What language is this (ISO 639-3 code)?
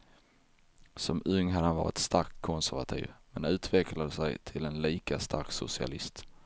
swe